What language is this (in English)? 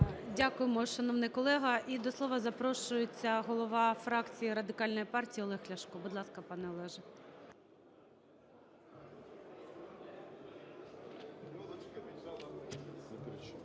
Ukrainian